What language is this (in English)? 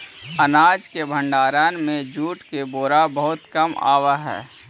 Magahi